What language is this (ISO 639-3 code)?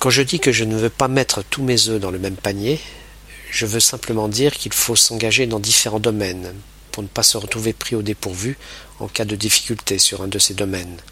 fra